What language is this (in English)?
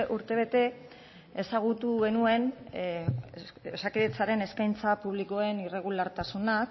Basque